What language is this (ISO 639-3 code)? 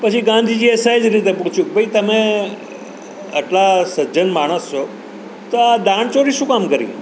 guj